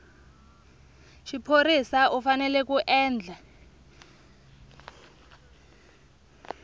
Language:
Tsonga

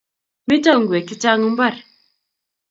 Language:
Kalenjin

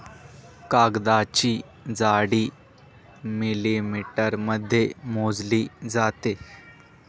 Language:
Marathi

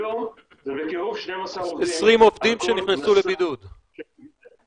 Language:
Hebrew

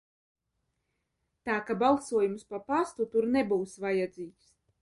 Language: Latvian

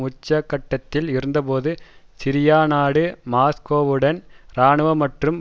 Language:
Tamil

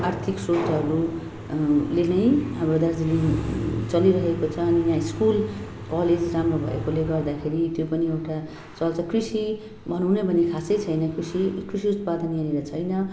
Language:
Nepali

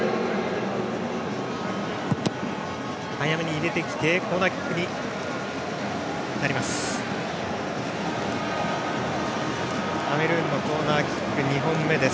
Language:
Japanese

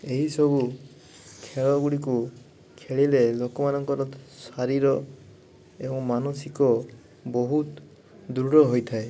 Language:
Odia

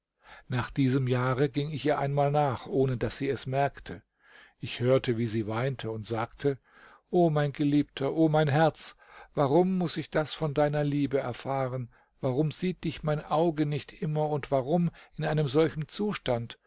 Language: German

